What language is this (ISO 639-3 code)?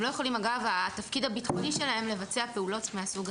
heb